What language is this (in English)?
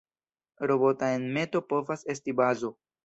Esperanto